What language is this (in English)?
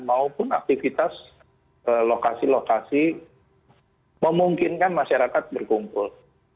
Indonesian